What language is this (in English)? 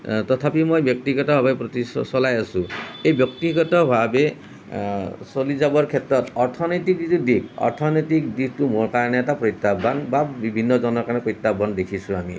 Assamese